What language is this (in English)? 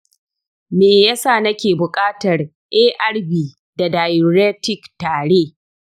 Hausa